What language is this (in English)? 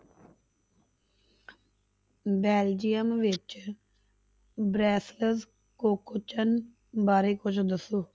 Punjabi